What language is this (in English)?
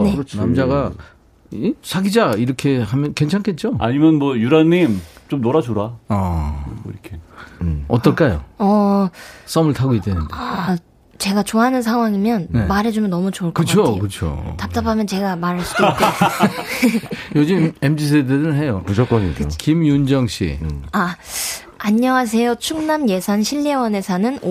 Korean